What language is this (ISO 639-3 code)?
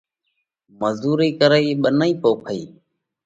kvx